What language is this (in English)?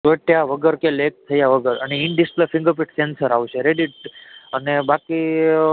Gujarati